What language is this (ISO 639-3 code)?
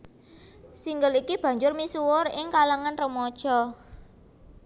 jav